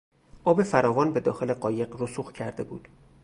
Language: Persian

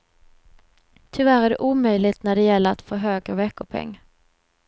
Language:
Swedish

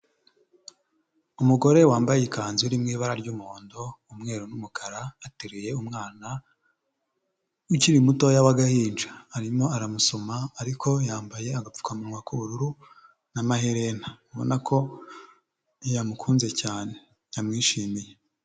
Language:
Kinyarwanda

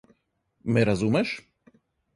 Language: Slovenian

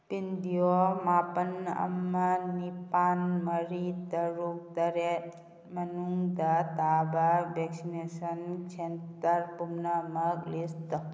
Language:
Manipuri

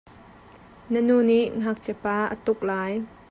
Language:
Hakha Chin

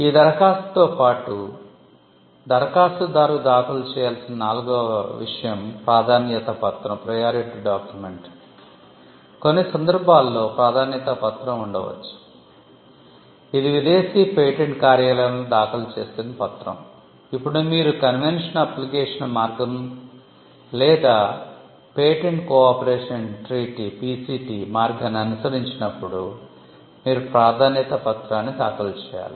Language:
Telugu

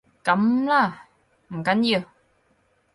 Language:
Cantonese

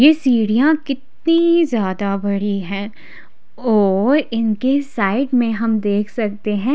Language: Hindi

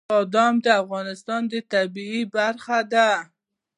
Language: Pashto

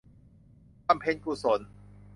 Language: Thai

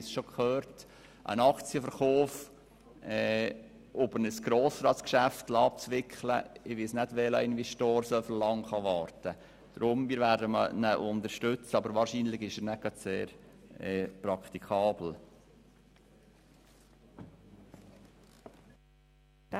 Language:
Swiss German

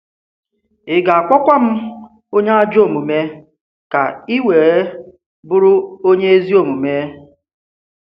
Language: Igbo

